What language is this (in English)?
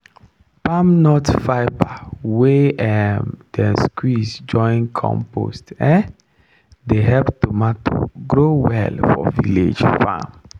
Nigerian Pidgin